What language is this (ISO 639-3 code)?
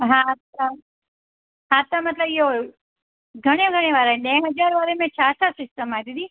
snd